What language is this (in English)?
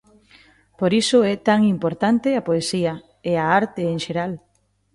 Galician